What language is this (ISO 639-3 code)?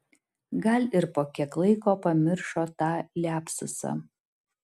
lit